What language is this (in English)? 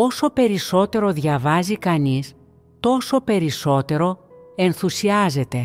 Greek